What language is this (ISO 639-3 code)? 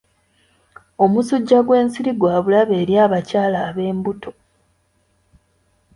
lug